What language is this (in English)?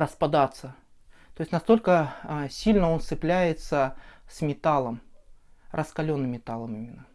Russian